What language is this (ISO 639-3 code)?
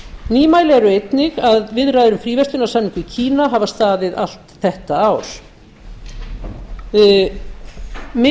isl